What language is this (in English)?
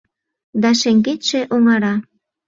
Mari